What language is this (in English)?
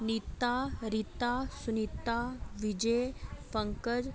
Dogri